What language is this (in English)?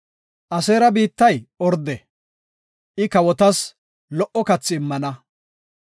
Gofa